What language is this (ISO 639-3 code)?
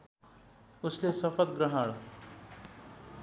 nep